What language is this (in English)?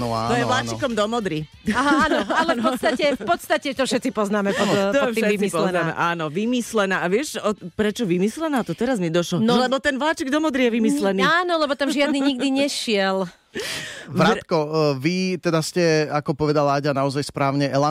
Slovak